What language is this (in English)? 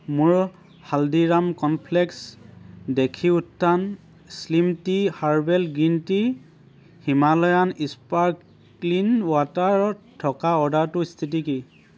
Assamese